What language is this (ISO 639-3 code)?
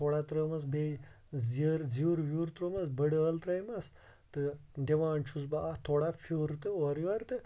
kas